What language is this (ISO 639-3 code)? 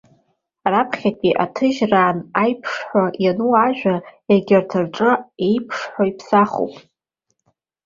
abk